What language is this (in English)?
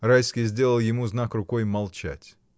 Russian